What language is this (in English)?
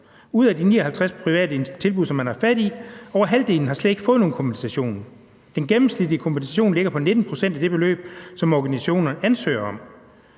Danish